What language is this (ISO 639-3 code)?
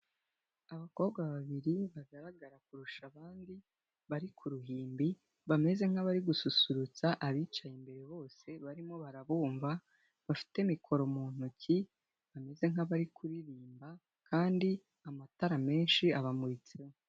kin